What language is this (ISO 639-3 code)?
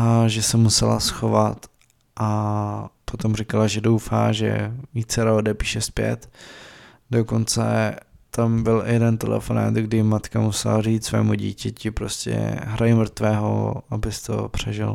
ces